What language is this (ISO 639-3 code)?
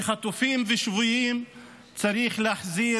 heb